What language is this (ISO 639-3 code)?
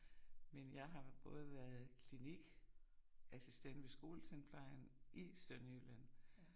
dan